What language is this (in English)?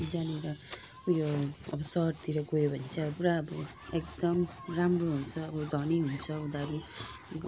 Nepali